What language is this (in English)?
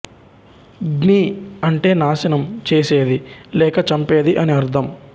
Telugu